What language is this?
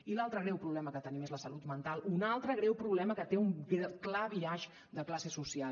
Catalan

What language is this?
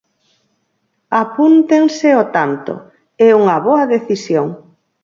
Galician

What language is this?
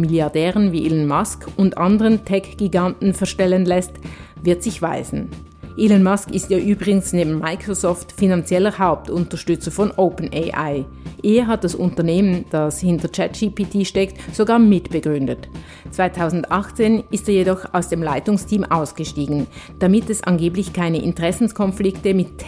German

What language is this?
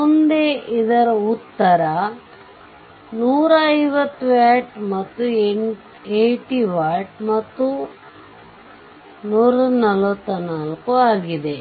Kannada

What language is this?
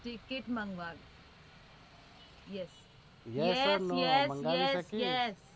Gujarati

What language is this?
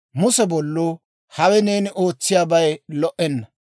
Dawro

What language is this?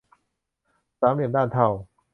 Thai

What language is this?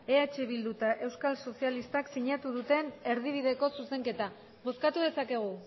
Basque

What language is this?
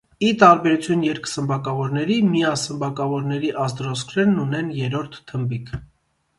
Armenian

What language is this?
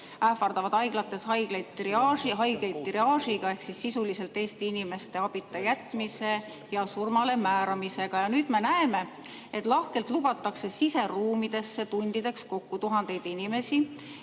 Estonian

